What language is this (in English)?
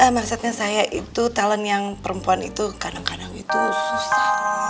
Indonesian